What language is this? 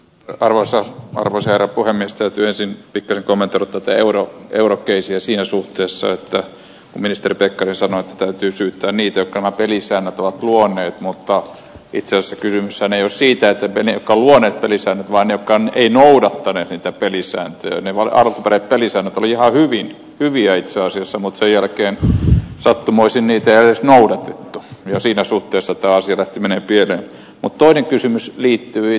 Finnish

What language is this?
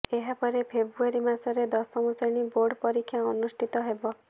Odia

